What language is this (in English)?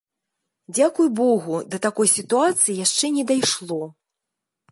Belarusian